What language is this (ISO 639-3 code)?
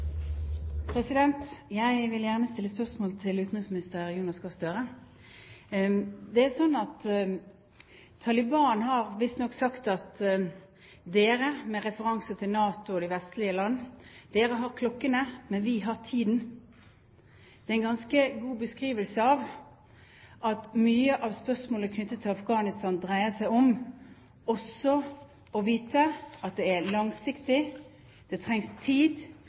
nob